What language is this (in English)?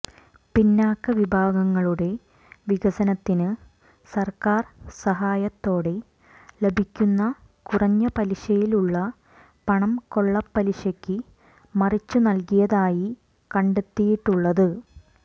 Malayalam